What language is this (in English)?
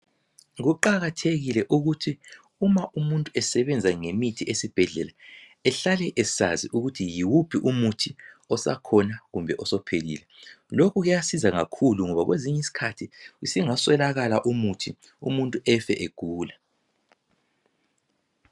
North Ndebele